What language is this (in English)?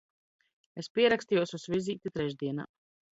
Latvian